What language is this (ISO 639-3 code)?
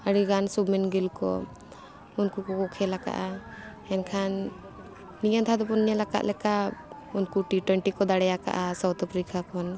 sat